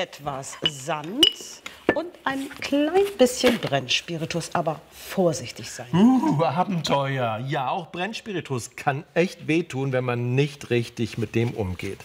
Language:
German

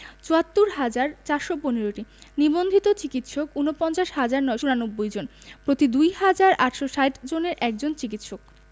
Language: Bangla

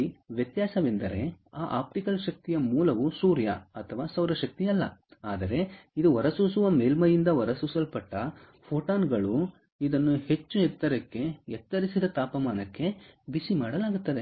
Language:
Kannada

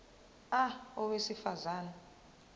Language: Zulu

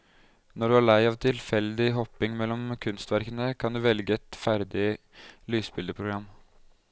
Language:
Norwegian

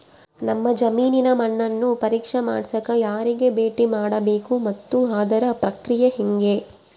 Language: Kannada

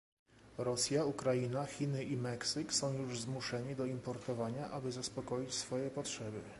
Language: Polish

